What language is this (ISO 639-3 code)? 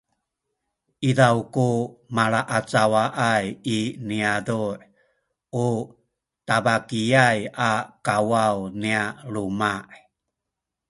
szy